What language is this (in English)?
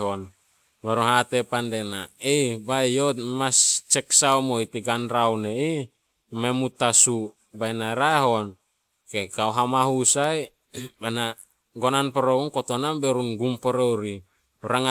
Solos